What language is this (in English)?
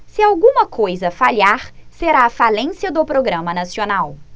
Portuguese